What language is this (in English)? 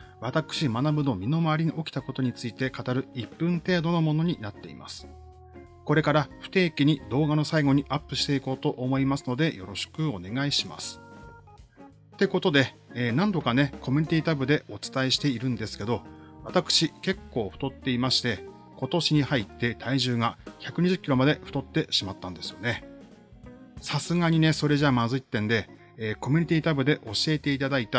Japanese